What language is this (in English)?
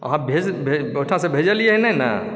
Maithili